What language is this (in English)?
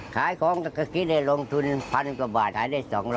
Thai